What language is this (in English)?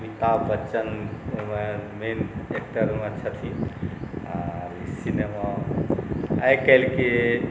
Maithili